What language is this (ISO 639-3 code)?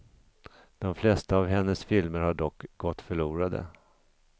swe